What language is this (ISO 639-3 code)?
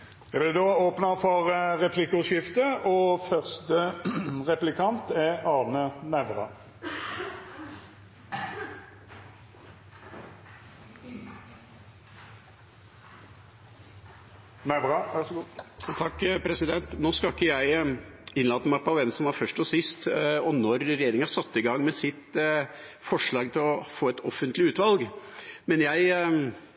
nob